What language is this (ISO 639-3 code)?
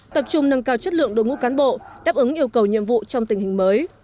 vie